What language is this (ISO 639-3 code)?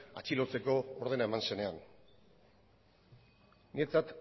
eus